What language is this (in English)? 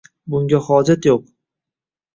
Uzbek